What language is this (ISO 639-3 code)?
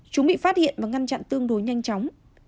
vie